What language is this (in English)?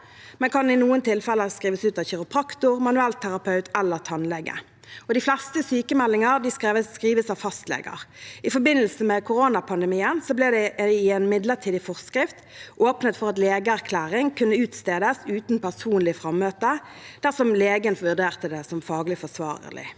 Norwegian